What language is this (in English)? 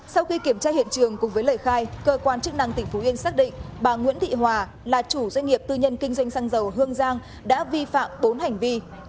Vietnamese